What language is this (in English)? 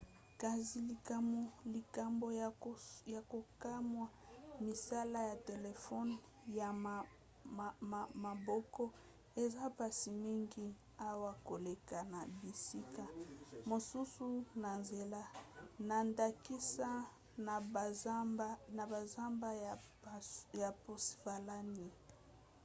Lingala